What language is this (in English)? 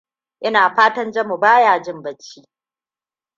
Hausa